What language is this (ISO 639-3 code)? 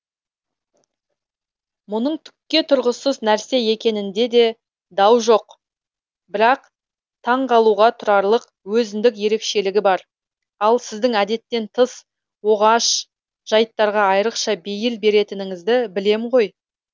kaz